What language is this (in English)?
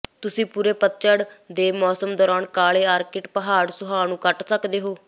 Punjabi